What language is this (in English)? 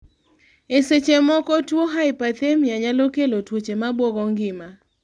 Luo (Kenya and Tanzania)